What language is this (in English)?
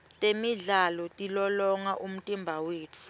Swati